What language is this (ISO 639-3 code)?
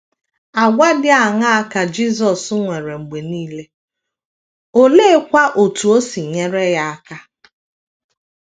ibo